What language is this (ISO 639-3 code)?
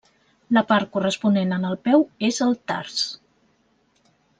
cat